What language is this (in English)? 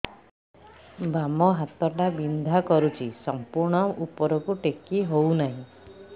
Odia